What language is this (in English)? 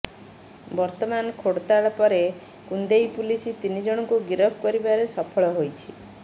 Odia